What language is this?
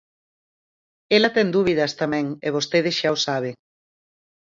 Galician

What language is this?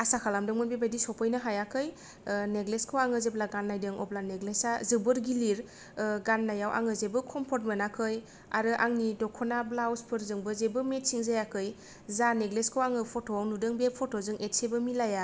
Bodo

